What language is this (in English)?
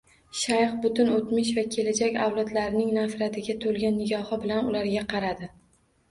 Uzbek